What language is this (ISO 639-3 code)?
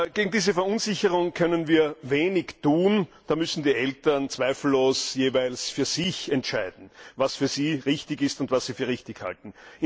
deu